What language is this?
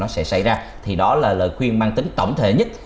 Vietnamese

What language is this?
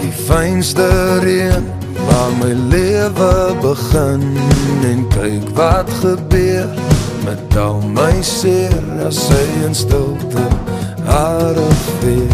Latvian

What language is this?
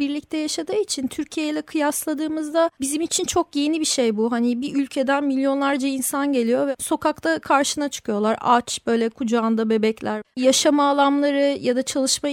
Turkish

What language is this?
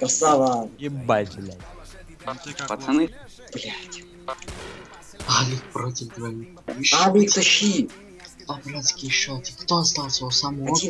Russian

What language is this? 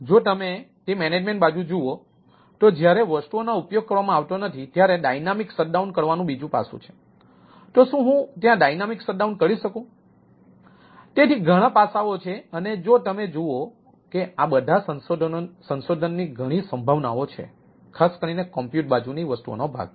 Gujarati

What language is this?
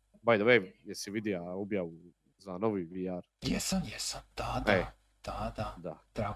Croatian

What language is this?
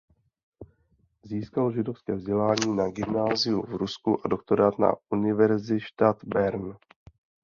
Czech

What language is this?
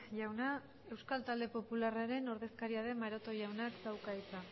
Basque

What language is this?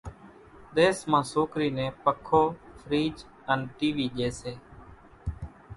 Kachi Koli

